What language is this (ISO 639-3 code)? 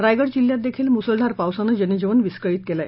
mar